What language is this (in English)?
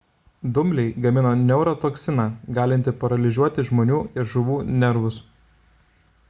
Lithuanian